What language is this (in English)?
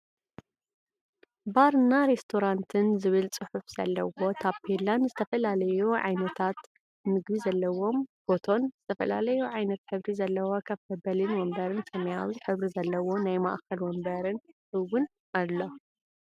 Tigrinya